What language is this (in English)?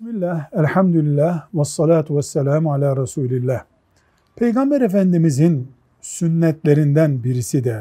Turkish